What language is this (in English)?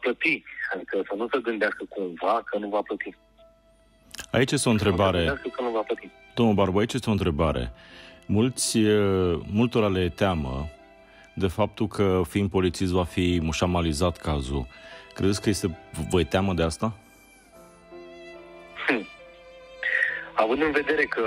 Romanian